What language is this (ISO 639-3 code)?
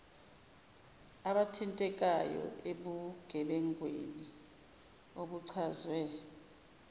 zul